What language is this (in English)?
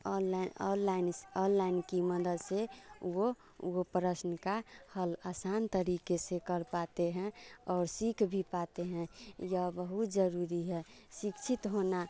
Hindi